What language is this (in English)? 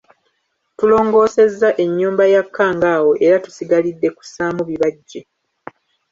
Ganda